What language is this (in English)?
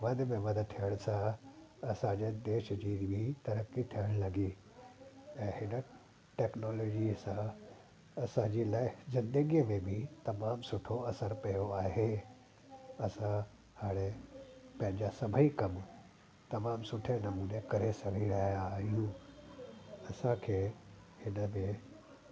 Sindhi